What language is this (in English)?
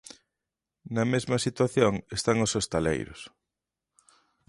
Galician